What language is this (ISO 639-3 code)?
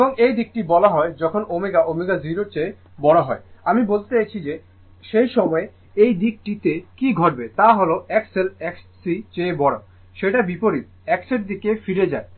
ben